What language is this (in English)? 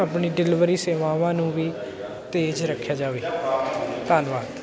Punjabi